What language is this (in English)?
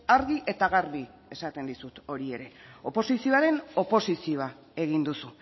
Basque